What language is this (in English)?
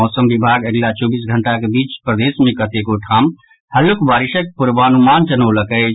Maithili